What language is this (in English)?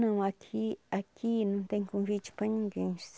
Portuguese